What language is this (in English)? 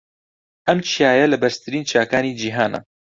Central Kurdish